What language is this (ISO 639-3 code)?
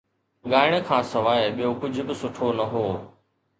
snd